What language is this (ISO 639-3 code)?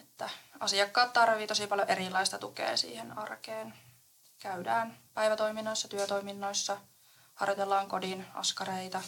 fin